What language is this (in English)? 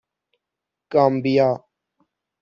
Persian